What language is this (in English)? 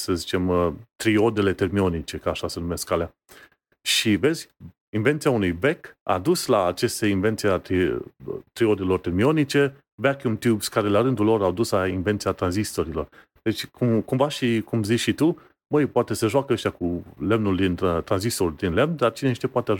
Romanian